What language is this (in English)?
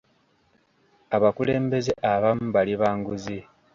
Ganda